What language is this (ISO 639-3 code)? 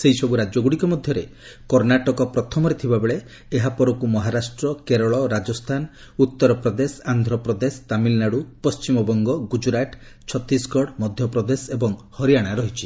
ori